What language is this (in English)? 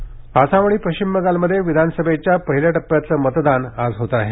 Marathi